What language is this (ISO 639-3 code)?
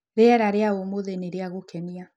kik